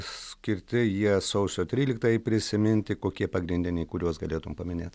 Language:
Lithuanian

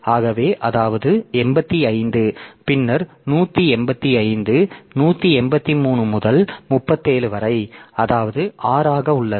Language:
Tamil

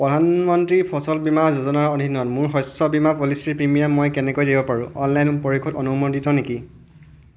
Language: Assamese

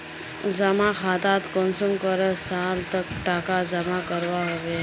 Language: Magahi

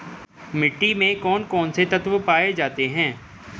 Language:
Hindi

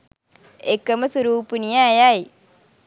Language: Sinhala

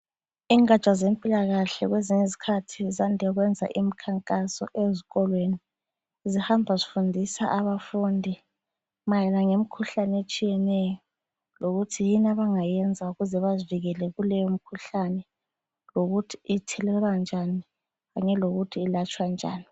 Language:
North Ndebele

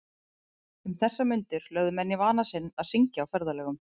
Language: Icelandic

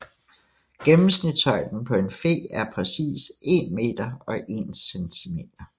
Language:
Danish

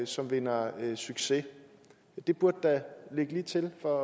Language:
Danish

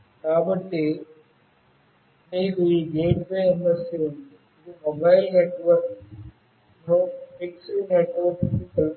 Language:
Telugu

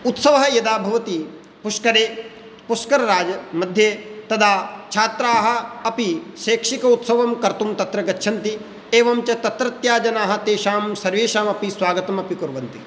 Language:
Sanskrit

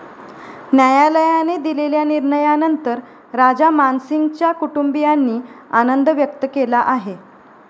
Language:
Marathi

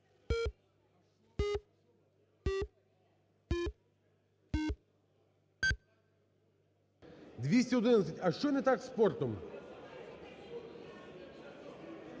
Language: Ukrainian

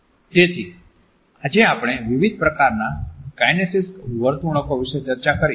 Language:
Gujarati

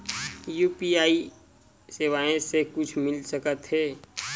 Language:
Chhattisgarhi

